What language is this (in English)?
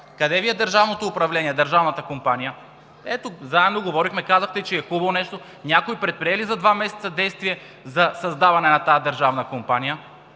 Bulgarian